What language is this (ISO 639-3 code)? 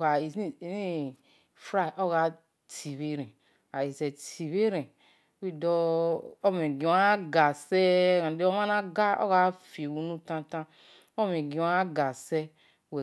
ish